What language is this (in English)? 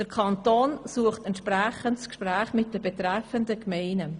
Swiss German